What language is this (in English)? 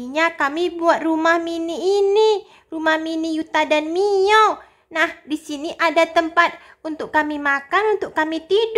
Indonesian